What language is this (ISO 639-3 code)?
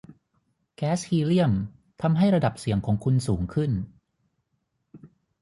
tha